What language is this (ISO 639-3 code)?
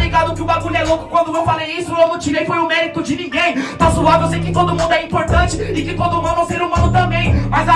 por